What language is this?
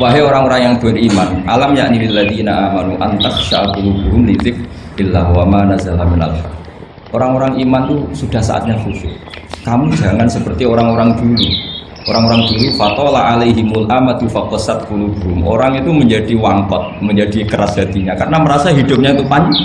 Indonesian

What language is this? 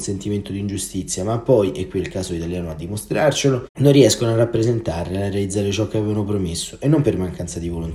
Italian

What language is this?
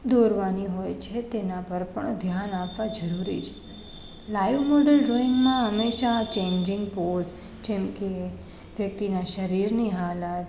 Gujarati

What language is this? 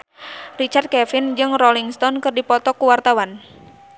Sundanese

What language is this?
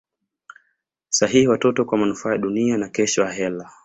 Swahili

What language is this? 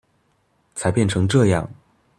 Chinese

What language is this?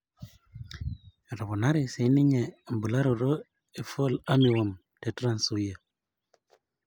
Masai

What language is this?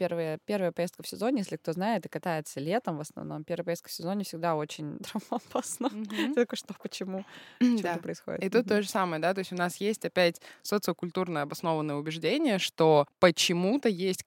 Russian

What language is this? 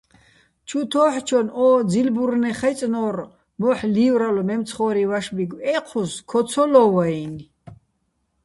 Bats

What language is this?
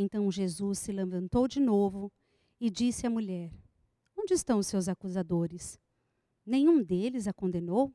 Portuguese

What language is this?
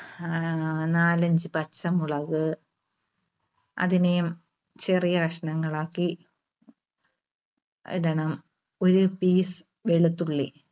Malayalam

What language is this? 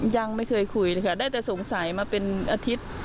Thai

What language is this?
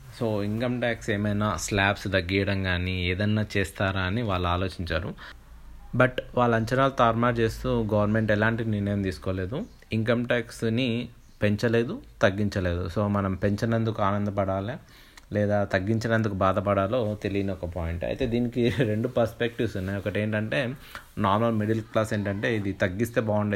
Telugu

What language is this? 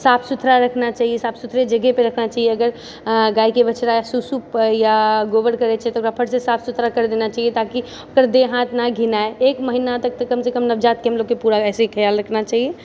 Maithili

